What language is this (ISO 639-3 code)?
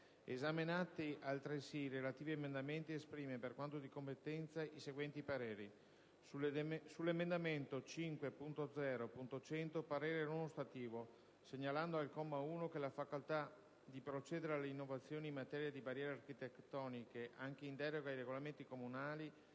ita